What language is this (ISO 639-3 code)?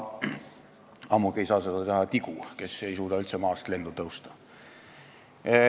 est